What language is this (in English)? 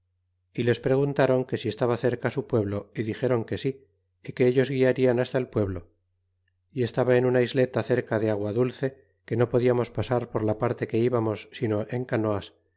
Spanish